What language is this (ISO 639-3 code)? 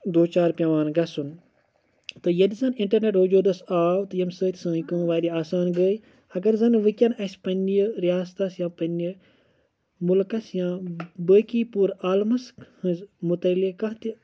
kas